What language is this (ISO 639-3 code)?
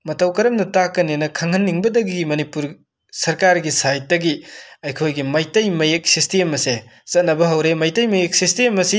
mni